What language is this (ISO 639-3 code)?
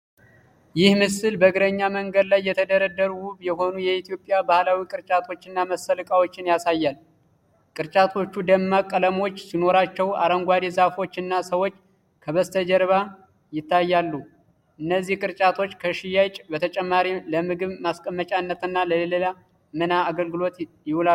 amh